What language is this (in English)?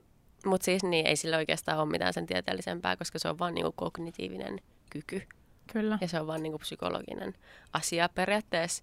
Finnish